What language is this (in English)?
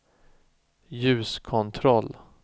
Swedish